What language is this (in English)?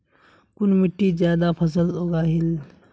Magahi